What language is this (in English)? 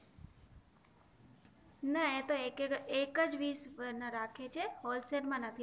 Gujarati